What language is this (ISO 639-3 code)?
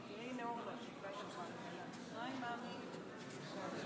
heb